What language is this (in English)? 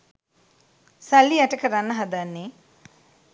Sinhala